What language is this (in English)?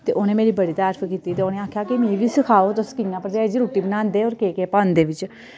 Dogri